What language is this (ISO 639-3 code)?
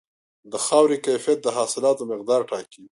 pus